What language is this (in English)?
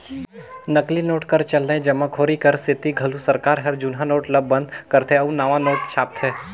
Chhattisgarhi